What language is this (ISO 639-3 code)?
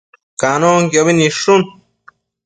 mcf